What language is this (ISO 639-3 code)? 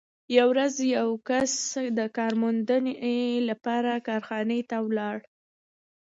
pus